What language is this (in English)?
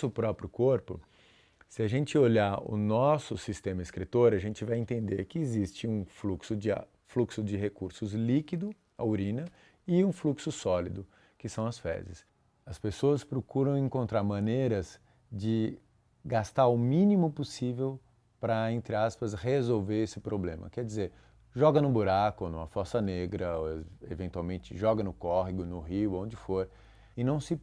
Portuguese